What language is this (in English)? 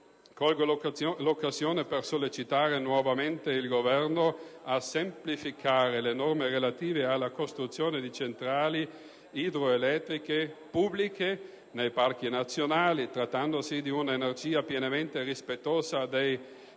Italian